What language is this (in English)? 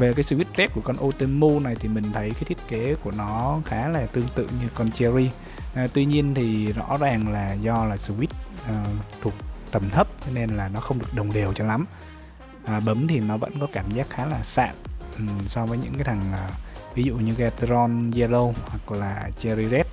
Vietnamese